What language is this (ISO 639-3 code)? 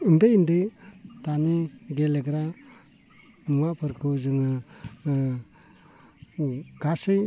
brx